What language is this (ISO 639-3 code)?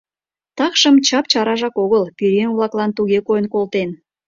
chm